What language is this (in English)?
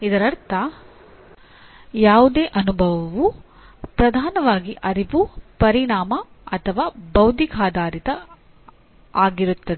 Kannada